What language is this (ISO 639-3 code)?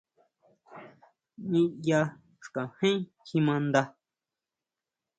mau